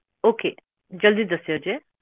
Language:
Punjabi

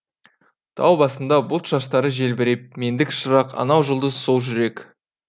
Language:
Kazakh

